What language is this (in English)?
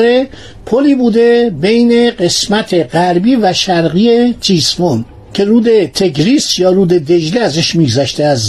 Persian